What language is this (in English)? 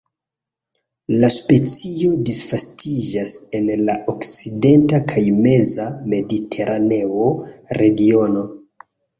Esperanto